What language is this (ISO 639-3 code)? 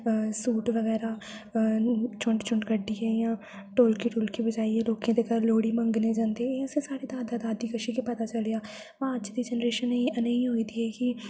doi